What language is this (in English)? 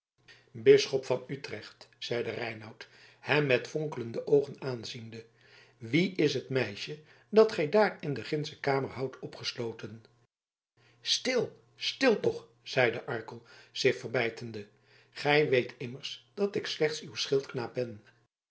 Dutch